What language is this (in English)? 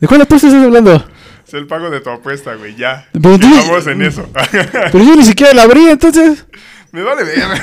Spanish